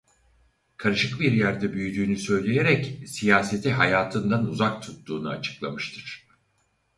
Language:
Turkish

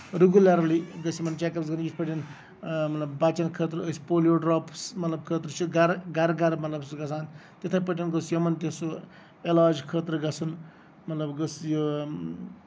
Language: Kashmiri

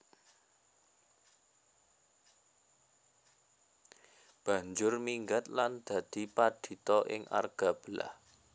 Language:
Javanese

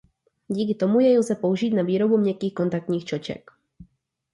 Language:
Czech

